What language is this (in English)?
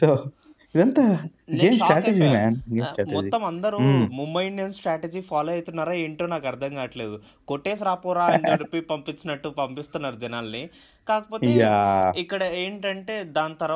Telugu